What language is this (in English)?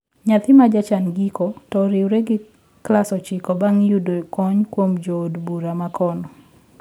Luo (Kenya and Tanzania)